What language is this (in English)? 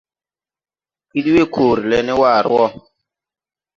Tupuri